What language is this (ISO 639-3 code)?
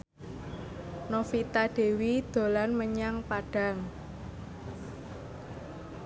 jav